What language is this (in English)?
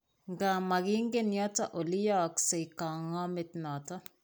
Kalenjin